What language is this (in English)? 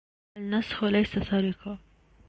Arabic